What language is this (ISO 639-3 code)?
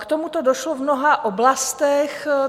ces